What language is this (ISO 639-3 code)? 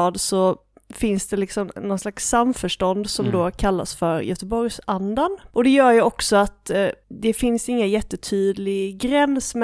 swe